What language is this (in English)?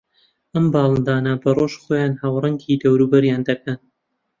Central Kurdish